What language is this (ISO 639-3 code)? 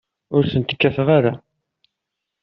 kab